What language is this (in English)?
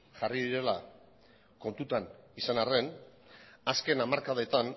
Basque